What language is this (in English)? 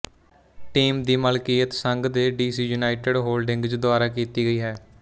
Punjabi